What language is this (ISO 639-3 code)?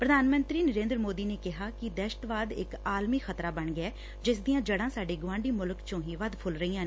pan